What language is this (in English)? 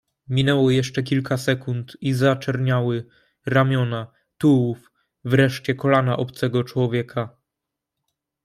Polish